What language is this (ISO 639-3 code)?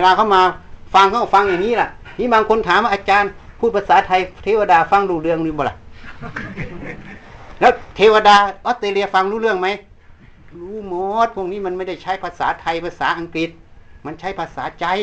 tha